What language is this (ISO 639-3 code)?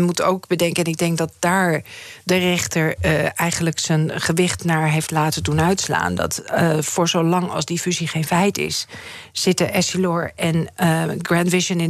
nld